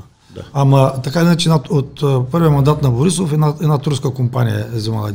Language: Bulgarian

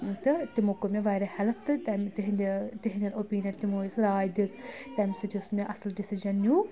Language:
Kashmiri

